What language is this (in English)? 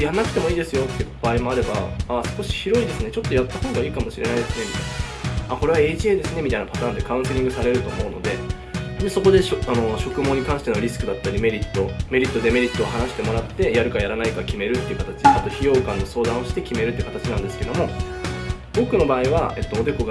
Japanese